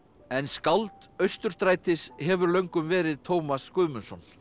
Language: Icelandic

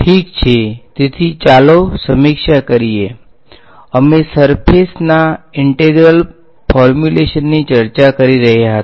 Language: Gujarati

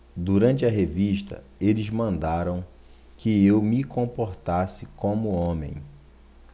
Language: Portuguese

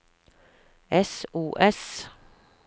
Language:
Norwegian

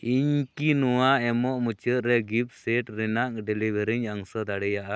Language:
Santali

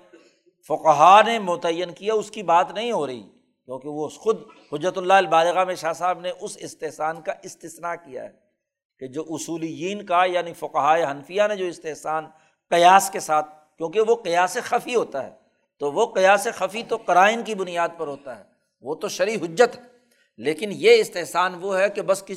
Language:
Urdu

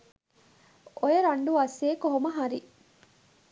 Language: Sinhala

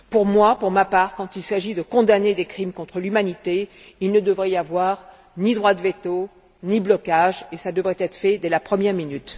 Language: French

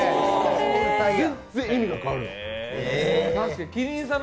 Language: Japanese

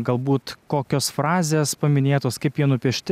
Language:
Lithuanian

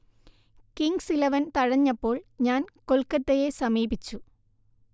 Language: Malayalam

